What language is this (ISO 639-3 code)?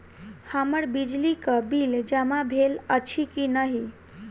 mai